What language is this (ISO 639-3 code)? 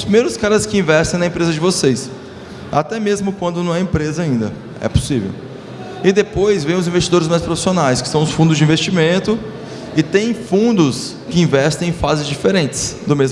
por